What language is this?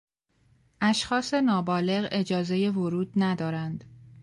Persian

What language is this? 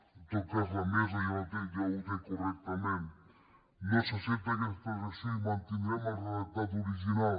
Catalan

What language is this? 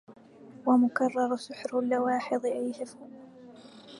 Arabic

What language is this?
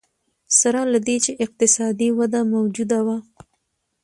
Pashto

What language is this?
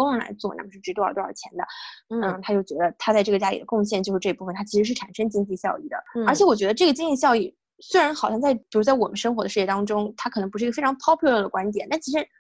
Chinese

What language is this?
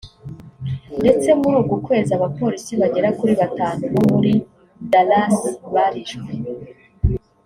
Kinyarwanda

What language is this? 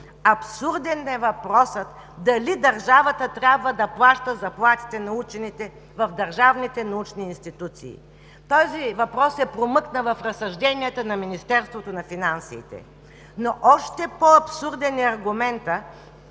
Bulgarian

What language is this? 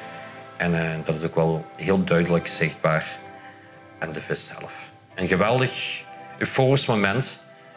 Dutch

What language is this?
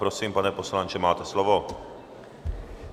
Czech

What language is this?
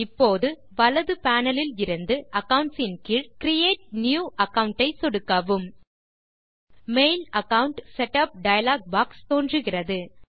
Tamil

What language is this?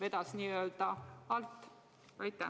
Estonian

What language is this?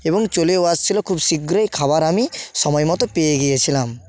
Bangla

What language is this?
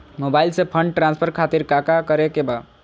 Magahi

